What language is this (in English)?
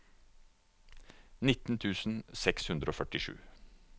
Norwegian